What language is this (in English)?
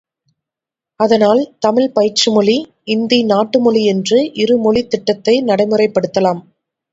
Tamil